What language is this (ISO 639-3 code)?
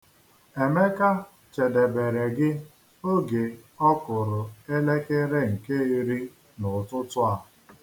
ibo